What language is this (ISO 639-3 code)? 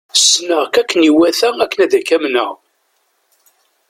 kab